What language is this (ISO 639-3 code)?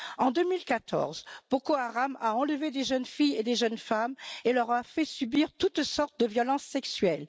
fra